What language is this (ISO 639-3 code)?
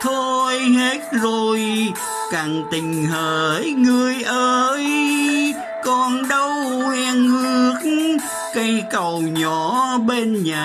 vie